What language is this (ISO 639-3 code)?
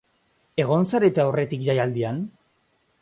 eus